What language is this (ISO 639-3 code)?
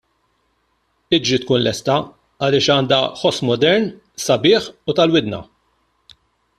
mlt